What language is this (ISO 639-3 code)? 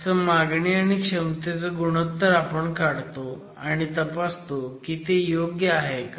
mar